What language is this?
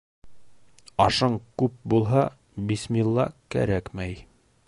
Bashkir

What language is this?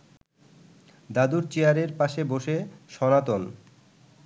Bangla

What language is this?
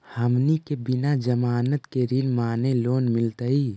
Magahi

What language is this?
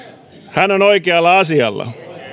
Finnish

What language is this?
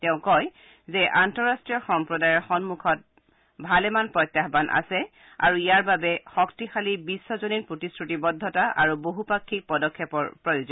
Assamese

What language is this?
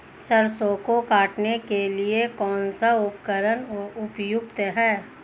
Hindi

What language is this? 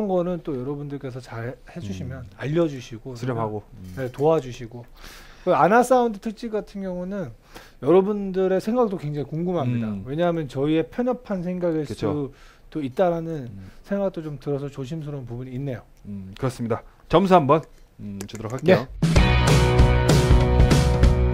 Korean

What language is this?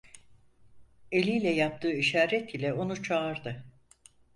Turkish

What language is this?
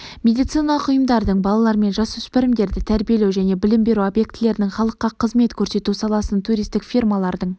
Kazakh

